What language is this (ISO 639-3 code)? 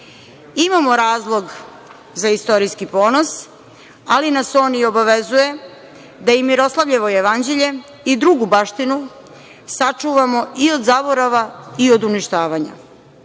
srp